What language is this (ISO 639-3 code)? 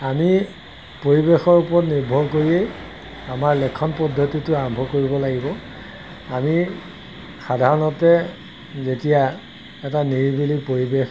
asm